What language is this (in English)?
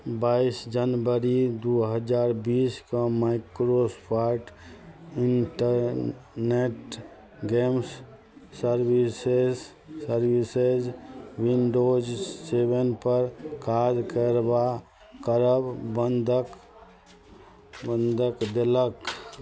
Maithili